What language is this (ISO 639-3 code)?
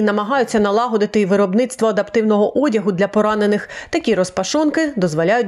ukr